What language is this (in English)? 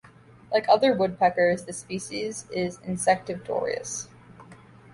English